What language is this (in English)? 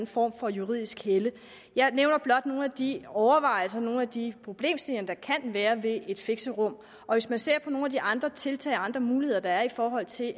Danish